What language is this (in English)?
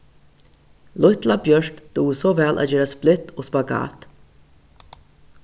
Faroese